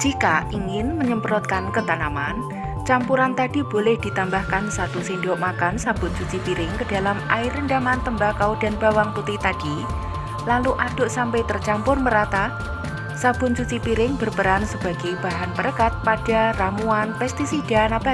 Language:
Indonesian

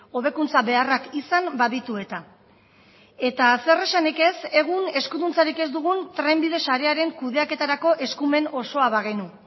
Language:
Basque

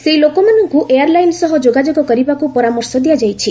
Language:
Odia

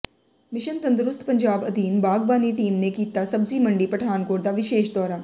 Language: Punjabi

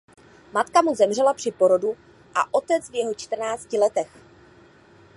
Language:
Czech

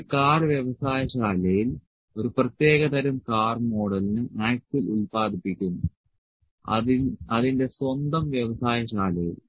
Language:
Malayalam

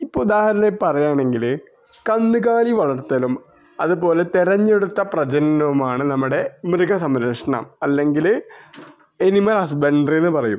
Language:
Malayalam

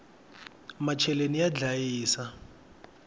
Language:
Tsonga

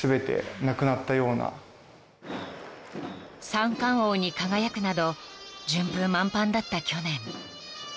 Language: Japanese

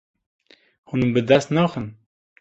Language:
Kurdish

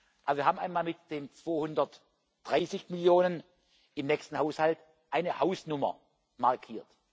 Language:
German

